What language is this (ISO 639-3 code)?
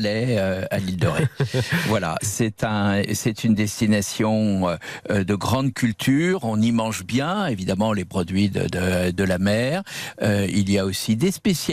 fra